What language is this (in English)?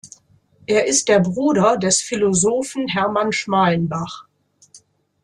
German